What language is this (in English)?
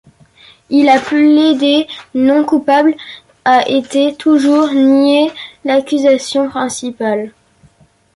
French